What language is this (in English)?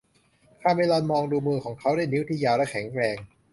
Thai